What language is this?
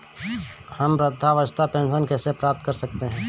Hindi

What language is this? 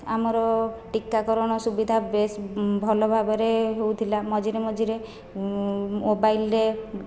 Odia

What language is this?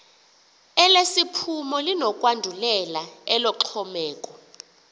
Xhosa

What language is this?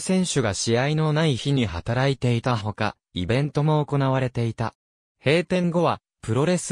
Japanese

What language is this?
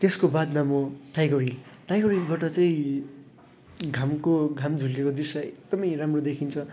Nepali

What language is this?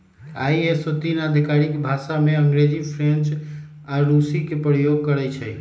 Magahi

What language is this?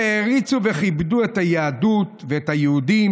Hebrew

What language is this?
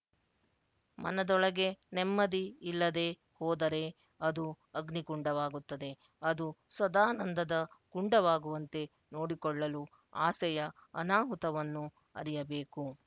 Kannada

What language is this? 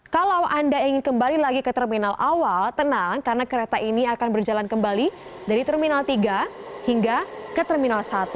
Indonesian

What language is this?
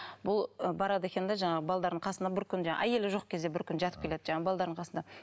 Kazakh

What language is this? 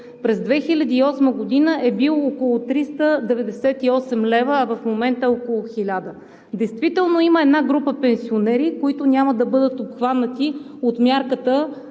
Bulgarian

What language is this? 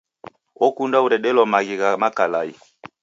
Taita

